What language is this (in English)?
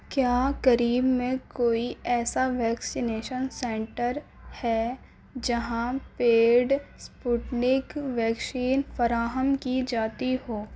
Urdu